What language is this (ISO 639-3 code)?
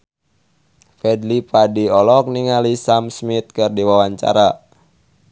sun